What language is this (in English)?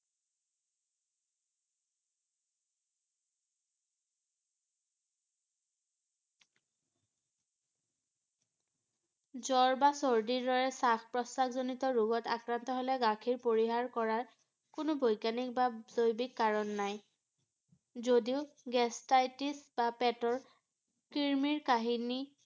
Assamese